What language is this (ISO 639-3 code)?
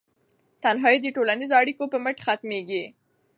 pus